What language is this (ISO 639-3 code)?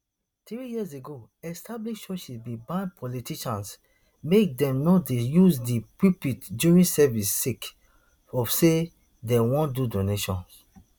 pcm